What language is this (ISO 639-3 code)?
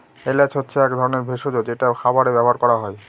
ben